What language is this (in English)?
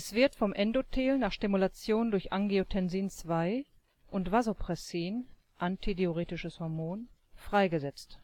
German